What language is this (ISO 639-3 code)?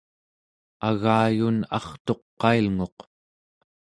esu